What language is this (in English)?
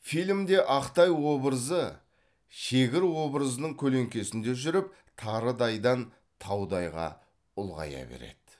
Kazakh